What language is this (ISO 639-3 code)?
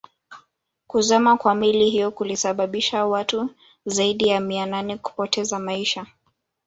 swa